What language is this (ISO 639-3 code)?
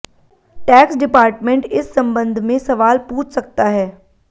hin